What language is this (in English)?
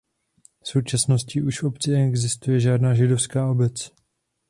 Czech